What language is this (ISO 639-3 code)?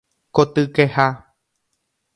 grn